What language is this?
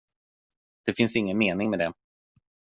Swedish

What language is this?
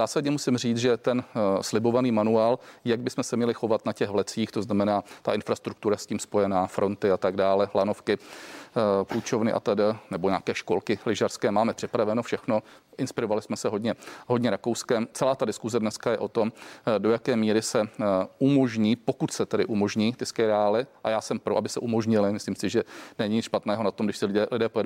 Czech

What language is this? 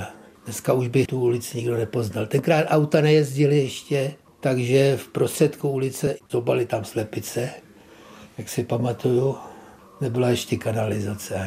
Czech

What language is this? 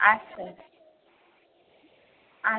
Bangla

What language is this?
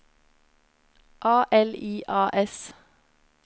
Norwegian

